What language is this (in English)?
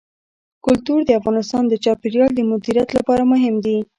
Pashto